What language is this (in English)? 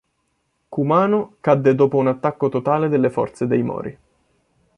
Italian